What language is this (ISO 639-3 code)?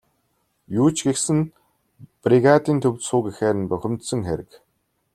mon